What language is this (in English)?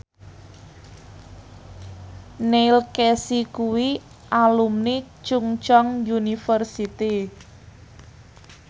Javanese